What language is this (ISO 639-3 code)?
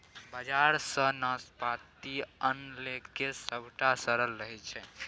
mai